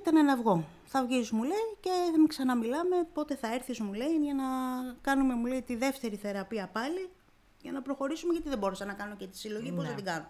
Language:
Greek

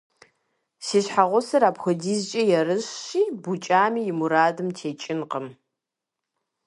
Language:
Kabardian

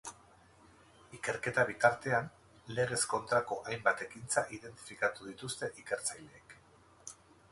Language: Basque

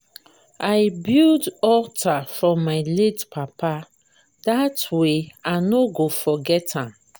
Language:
Nigerian Pidgin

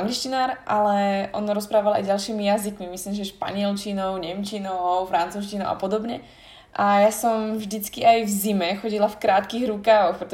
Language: Slovak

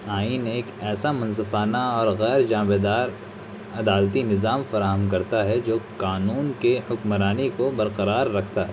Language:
Urdu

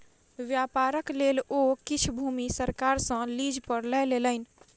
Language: Maithili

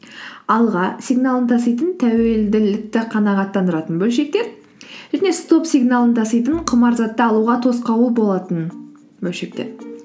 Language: Kazakh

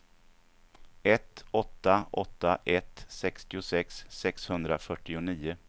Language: Swedish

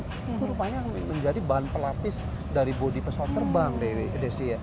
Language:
Indonesian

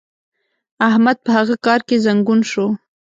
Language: Pashto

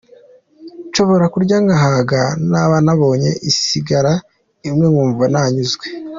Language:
Kinyarwanda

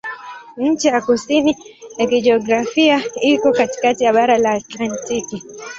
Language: Swahili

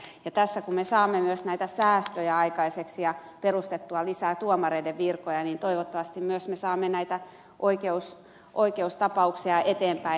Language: Finnish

